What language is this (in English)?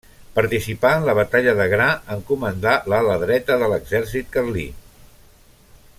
Catalan